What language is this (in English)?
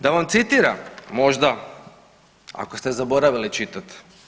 Croatian